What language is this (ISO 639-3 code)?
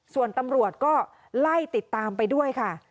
tha